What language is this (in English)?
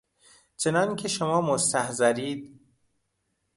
Persian